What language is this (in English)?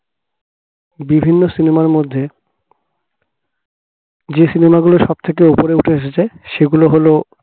Bangla